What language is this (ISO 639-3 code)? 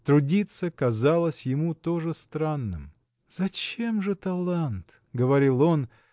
rus